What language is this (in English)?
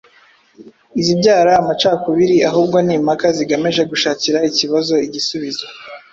Kinyarwanda